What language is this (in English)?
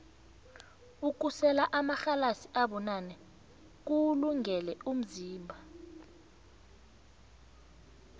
South Ndebele